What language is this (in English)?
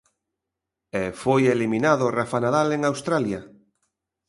Galician